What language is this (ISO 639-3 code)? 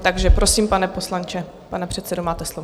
ces